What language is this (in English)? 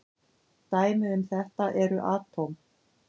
Icelandic